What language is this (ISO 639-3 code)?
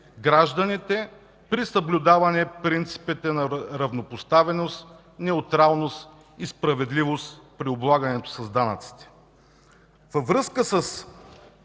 bul